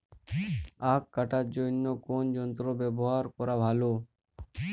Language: Bangla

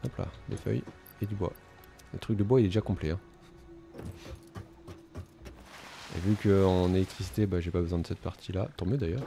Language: French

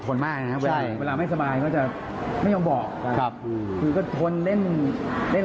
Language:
Thai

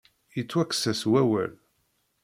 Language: Kabyle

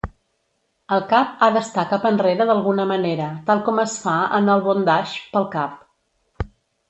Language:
Catalan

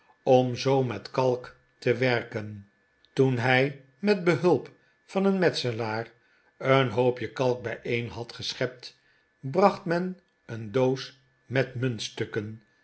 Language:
Dutch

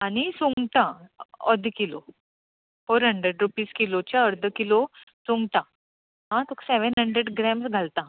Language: Konkani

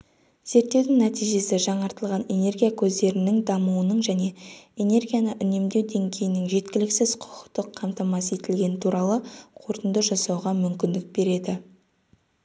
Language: Kazakh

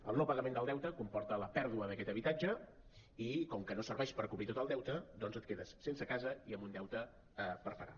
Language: Catalan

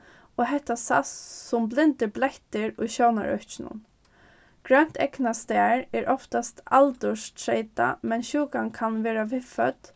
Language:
Faroese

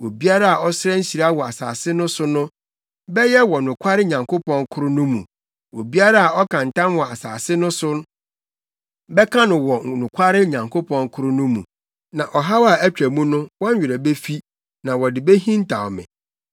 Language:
Akan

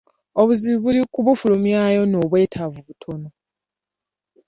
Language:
Ganda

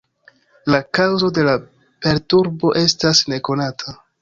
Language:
Esperanto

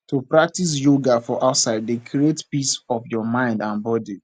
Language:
Nigerian Pidgin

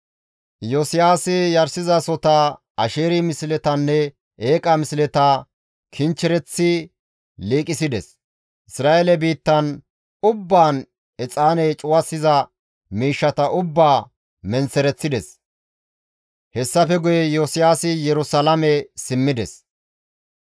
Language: Gamo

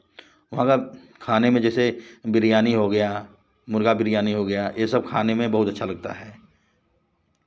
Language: Hindi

